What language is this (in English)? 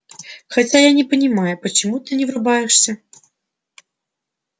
Russian